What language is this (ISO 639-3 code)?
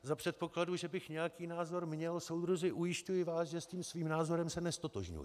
ces